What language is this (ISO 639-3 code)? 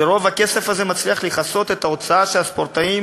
heb